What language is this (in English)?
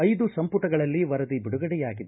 Kannada